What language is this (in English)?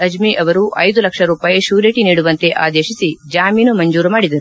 Kannada